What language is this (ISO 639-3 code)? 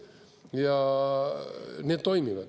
est